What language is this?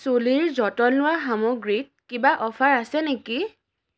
Assamese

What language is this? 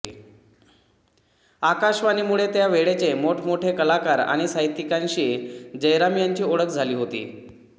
Marathi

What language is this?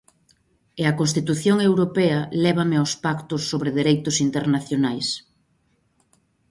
Galician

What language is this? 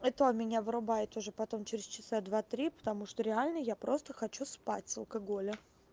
Russian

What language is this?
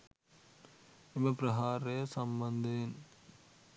Sinhala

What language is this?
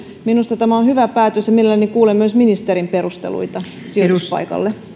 Finnish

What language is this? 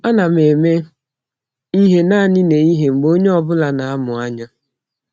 Igbo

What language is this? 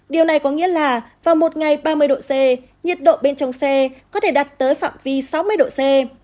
Vietnamese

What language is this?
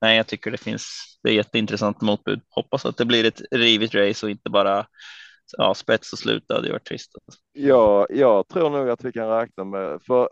Swedish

